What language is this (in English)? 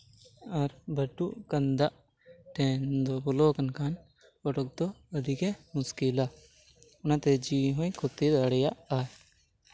Santali